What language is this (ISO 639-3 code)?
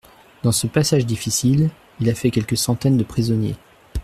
fra